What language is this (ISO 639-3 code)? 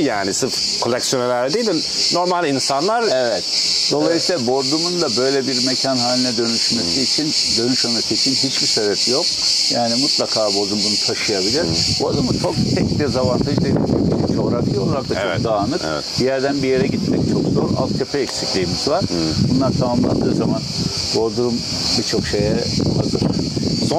tur